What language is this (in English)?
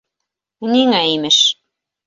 Bashkir